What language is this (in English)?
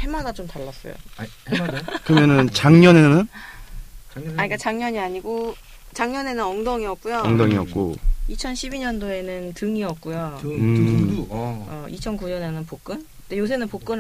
Korean